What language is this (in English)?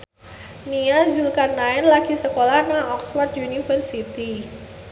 Javanese